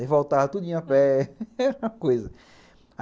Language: Portuguese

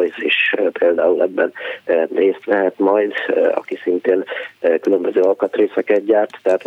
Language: Hungarian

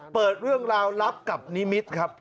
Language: Thai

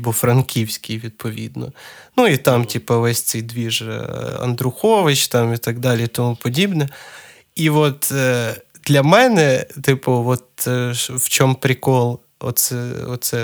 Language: Ukrainian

